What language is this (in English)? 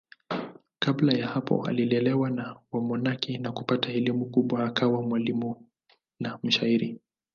Swahili